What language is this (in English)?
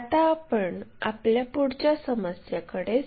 Marathi